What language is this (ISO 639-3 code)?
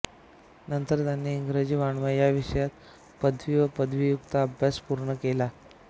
mar